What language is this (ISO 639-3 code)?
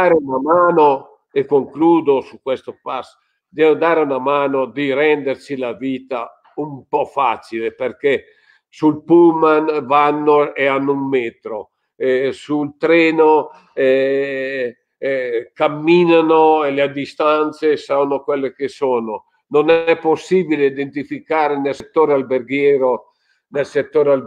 ita